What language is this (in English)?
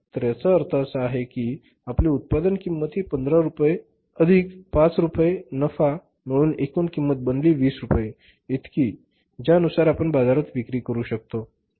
Marathi